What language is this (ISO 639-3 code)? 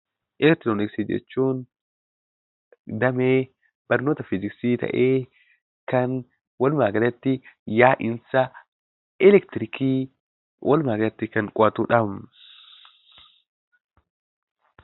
orm